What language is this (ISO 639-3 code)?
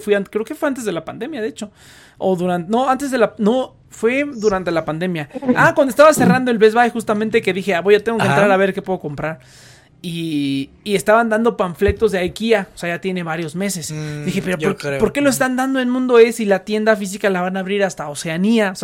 spa